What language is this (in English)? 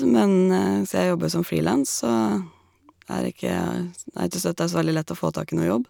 Norwegian